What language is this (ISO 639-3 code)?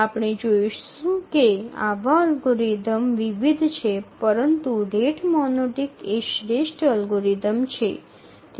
guj